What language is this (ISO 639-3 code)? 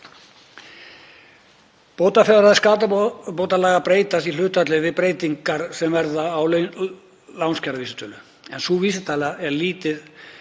isl